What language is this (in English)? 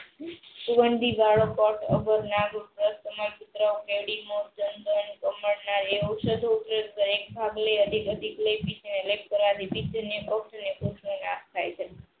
Gujarati